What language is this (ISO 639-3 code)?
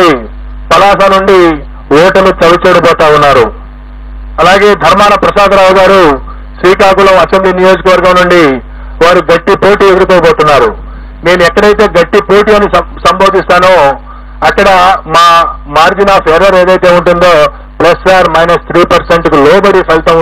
tel